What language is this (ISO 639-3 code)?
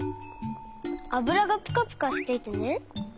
jpn